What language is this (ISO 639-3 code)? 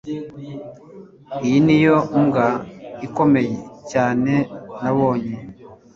kin